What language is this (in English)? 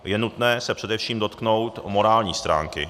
Czech